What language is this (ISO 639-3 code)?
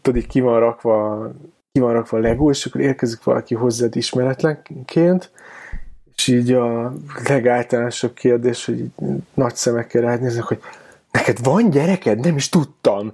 hun